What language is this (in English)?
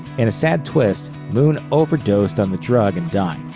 English